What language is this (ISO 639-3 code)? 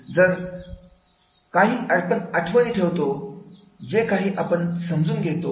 mar